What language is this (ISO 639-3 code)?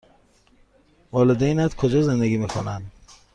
fas